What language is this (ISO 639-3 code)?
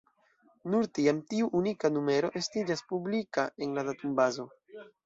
epo